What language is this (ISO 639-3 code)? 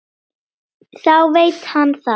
isl